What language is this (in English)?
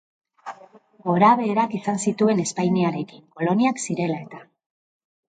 Basque